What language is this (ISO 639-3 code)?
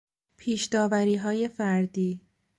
fas